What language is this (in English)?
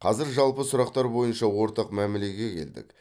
Kazakh